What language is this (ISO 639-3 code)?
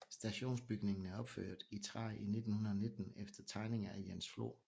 dan